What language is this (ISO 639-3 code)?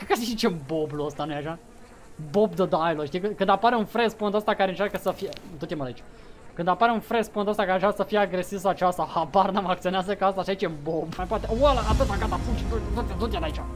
ron